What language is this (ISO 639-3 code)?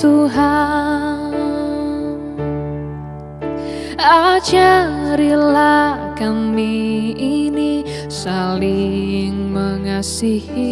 ind